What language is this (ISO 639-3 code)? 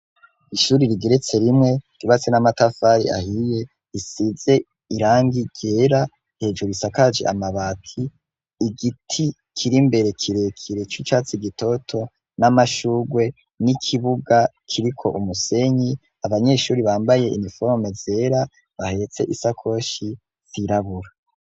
run